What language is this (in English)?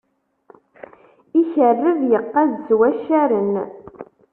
Kabyle